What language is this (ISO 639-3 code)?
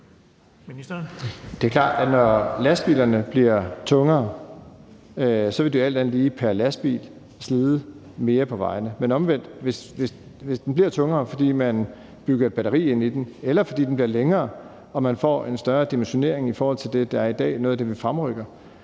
dan